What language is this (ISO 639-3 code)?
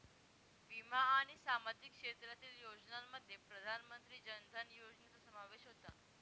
mar